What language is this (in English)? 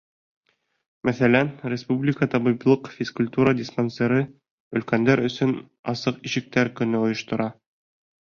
Bashkir